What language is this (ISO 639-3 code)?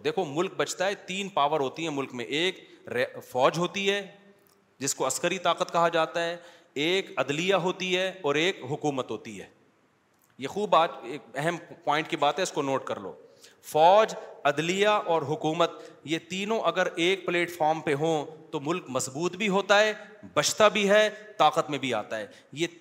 urd